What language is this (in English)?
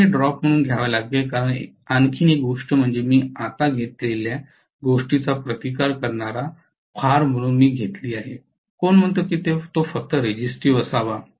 Marathi